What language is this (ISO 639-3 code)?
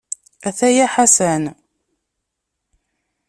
kab